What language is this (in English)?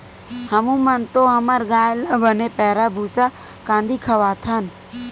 Chhattisgarhi